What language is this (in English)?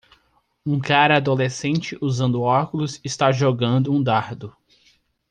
Portuguese